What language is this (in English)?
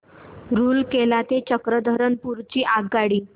Marathi